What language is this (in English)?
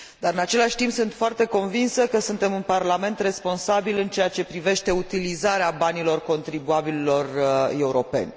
Romanian